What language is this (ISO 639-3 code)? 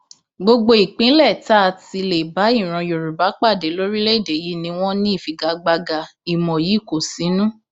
yor